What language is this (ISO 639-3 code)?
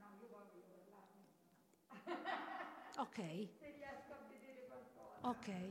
ita